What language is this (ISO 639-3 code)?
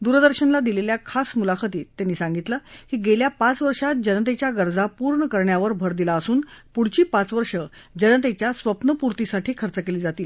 mar